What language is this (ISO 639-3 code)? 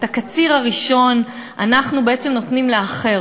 heb